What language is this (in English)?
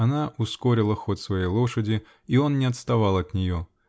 Russian